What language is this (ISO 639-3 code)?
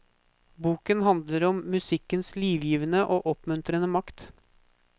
nor